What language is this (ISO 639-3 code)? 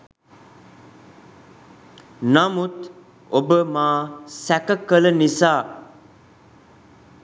sin